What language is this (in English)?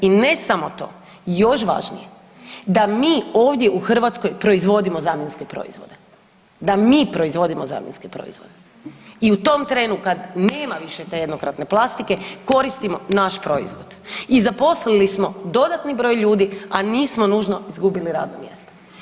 Croatian